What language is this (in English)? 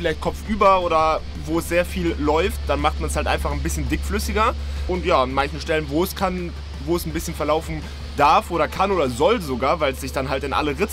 German